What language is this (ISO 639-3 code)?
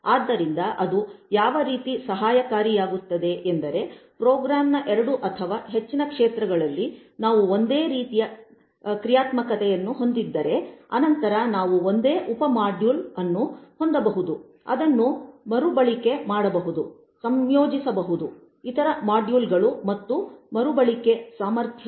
kan